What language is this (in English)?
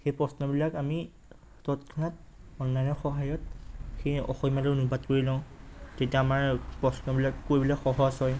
Assamese